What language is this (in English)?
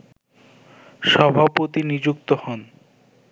Bangla